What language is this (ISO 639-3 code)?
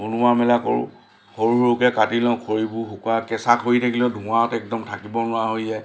asm